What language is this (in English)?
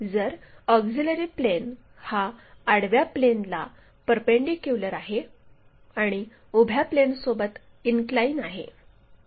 Marathi